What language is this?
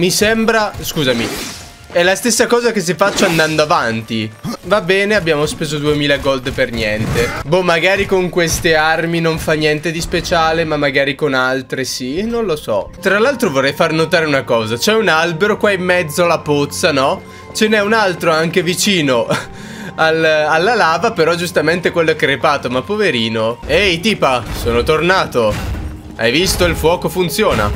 Italian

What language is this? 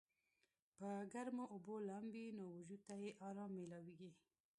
Pashto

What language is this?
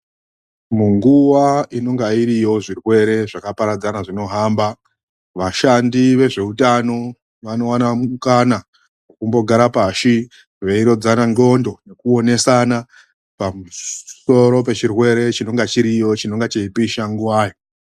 Ndau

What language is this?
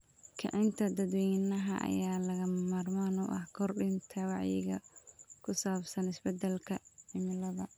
Somali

